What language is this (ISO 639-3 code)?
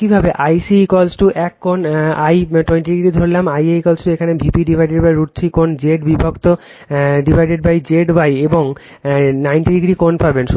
ben